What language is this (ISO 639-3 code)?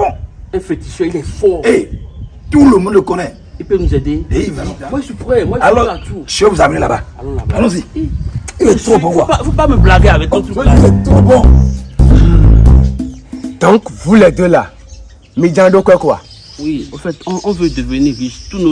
fra